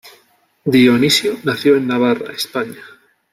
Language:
Spanish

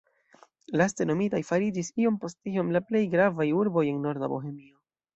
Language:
Esperanto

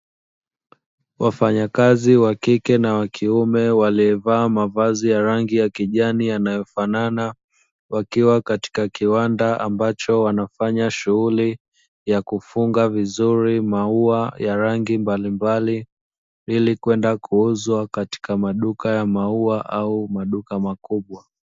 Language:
Swahili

